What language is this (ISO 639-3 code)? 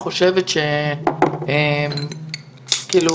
heb